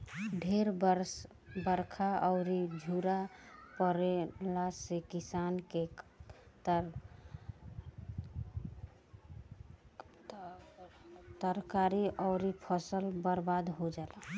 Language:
Bhojpuri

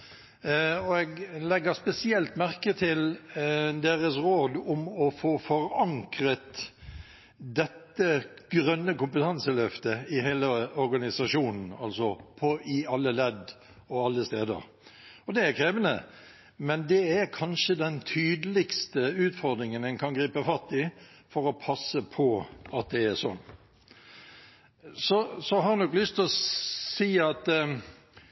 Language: Norwegian Bokmål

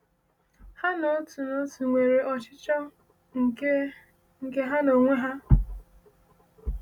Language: Igbo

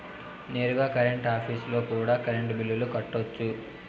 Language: Telugu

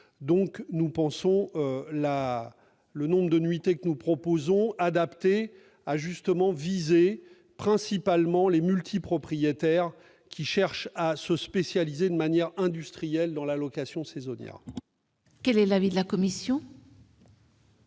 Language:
French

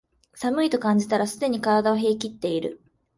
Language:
Japanese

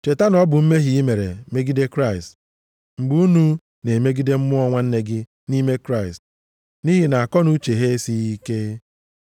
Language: Igbo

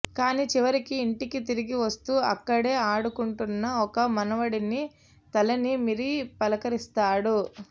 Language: Telugu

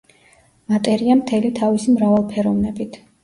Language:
Georgian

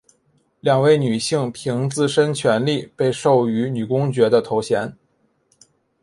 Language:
Chinese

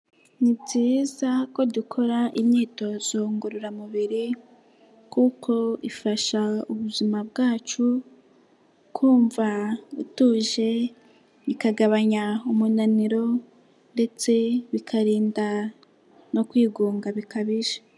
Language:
Kinyarwanda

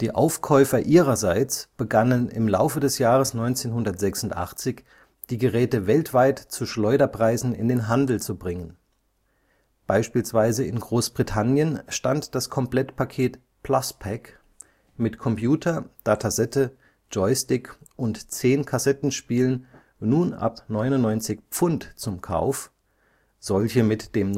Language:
German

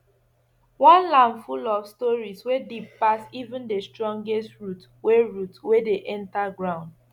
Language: Nigerian Pidgin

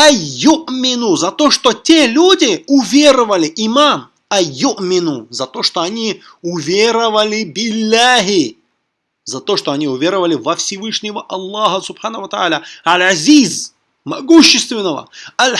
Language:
Russian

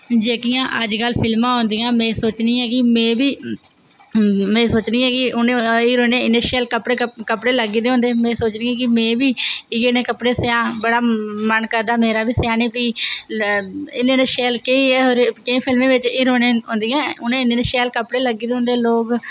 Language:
Dogri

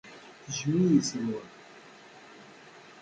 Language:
Kabyle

